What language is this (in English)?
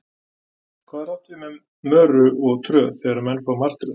Icelandic